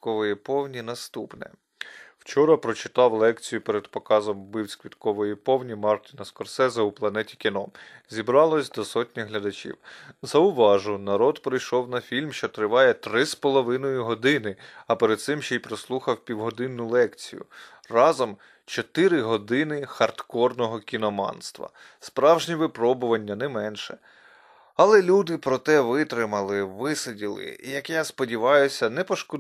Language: Ukrainian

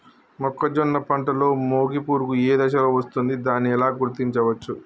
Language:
Telugu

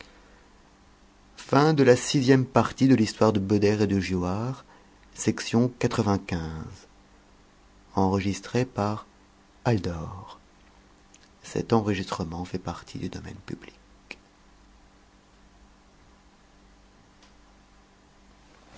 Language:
French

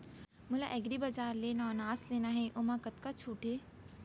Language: Chhattisgarhi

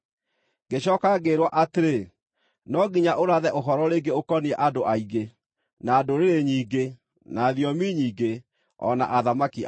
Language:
Kikuyu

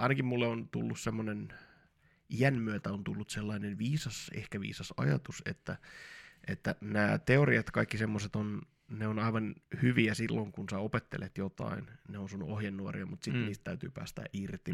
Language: Finnish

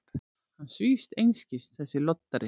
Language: Icelandic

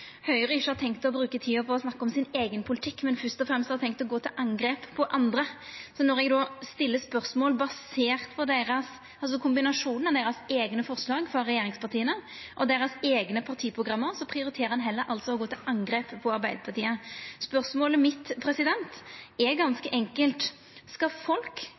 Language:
Norwegian Nynorsk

